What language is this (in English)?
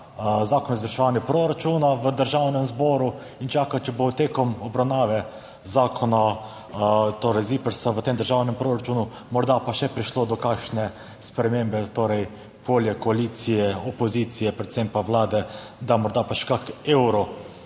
Slovenian